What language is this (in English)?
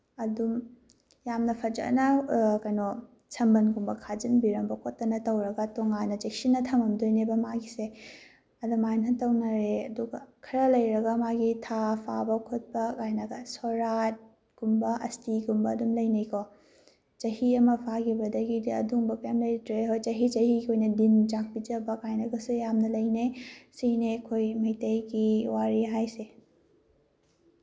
Manipuri